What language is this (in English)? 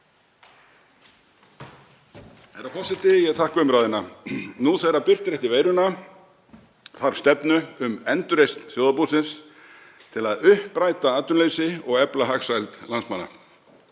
Icelandic